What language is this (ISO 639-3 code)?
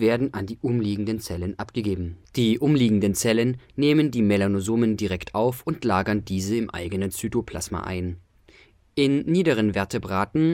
deu